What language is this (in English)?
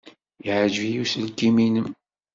Kabyle